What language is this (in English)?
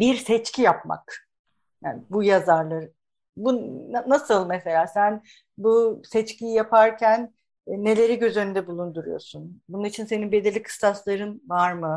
Turkish